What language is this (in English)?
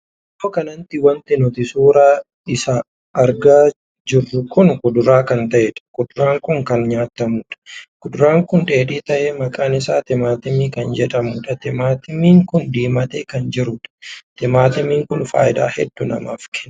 Oromo